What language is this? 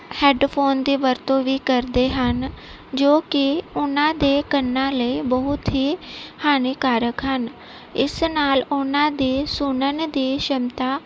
Punjabi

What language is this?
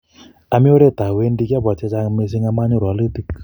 Kalenjin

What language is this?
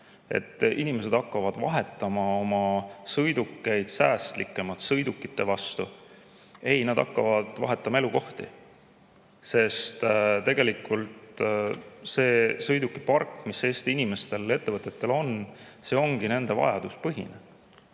Estonian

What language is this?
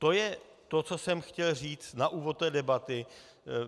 Czech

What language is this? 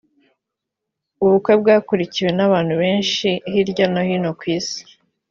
Kinyarwanda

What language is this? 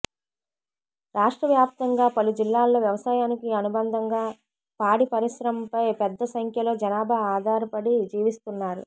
Telugu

